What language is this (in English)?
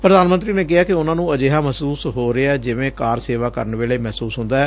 Punjabi